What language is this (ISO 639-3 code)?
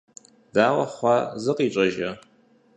kbd